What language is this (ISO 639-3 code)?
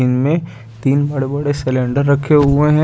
hin